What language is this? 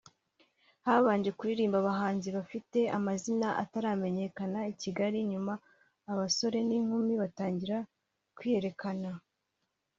Kinyarwanda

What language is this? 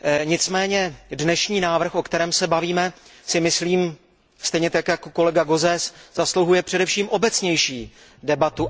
Czech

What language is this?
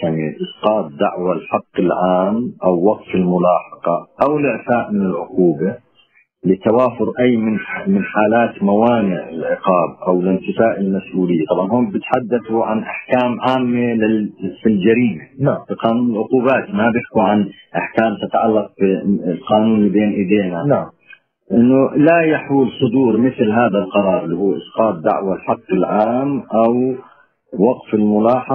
Arabic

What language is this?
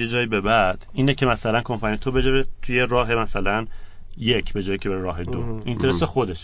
Persian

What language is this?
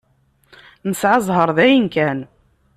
Kabyle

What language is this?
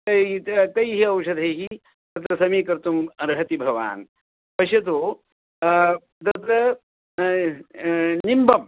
Sanskrit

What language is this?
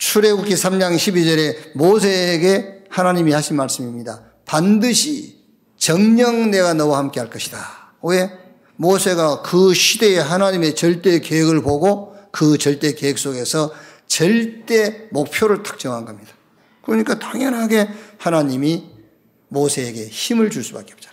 Korean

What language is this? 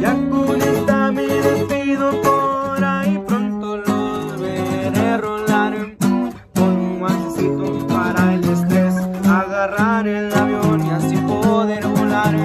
Spanish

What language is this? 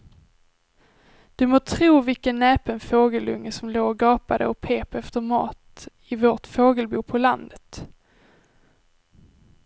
Swedish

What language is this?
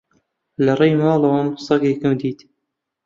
Central Kurdish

